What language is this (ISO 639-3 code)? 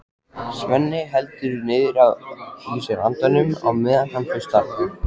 isl